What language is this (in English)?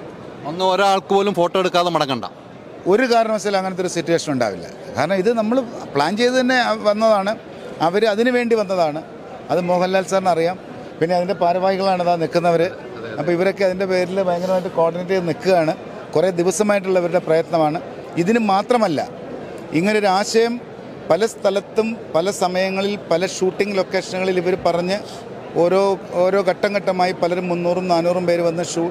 Malayalam